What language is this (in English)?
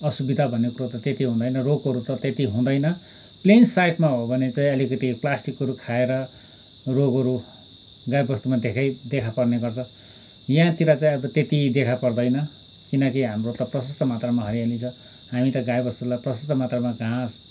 Nepali